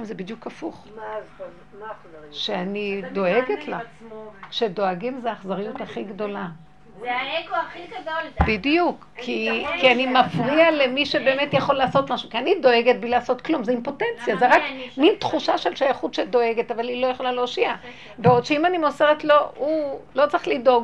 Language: Hebrew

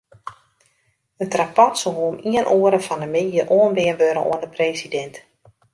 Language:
Western Frisian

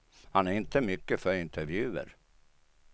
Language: Swedish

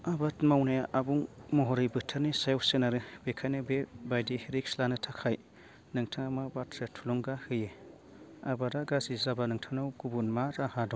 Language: Bodo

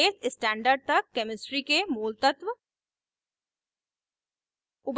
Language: Hindi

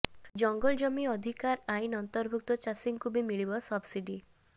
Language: Odia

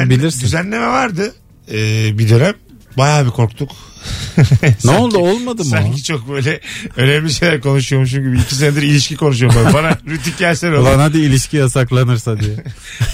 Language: Turkish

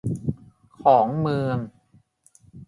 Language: Thai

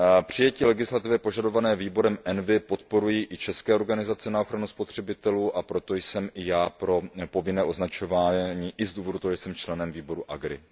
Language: Czech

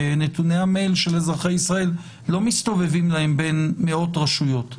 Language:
Hebrew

